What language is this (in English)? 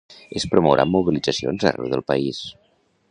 Catalan